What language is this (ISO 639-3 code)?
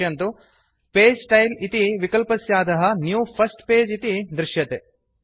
san